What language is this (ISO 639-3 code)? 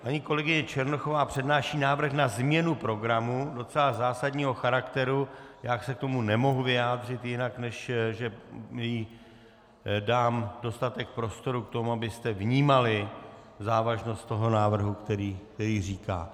ces